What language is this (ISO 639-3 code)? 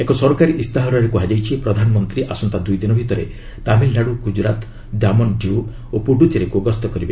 ori